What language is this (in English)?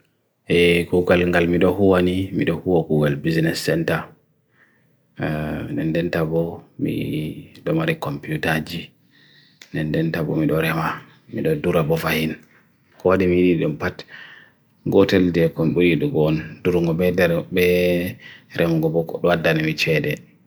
Bagirmi Fulfulde